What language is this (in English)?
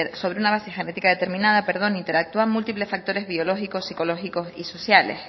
Spanish